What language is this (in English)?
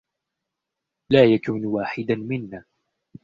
Arabic